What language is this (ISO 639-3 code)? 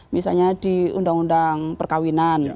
ind